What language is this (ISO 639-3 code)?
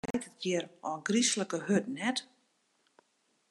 fry